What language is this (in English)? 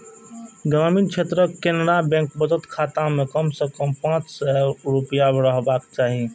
Maithili